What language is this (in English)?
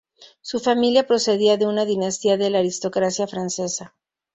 Spanish